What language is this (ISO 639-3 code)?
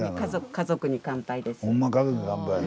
jpn